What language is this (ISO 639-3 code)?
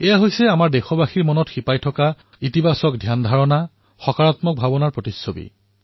asm